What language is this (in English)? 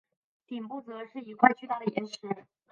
Chinese